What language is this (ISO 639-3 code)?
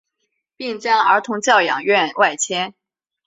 zho